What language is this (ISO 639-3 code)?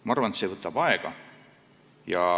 est